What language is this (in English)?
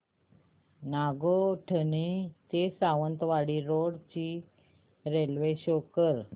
Marathi